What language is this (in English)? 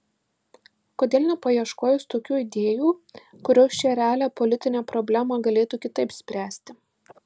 Lithuanian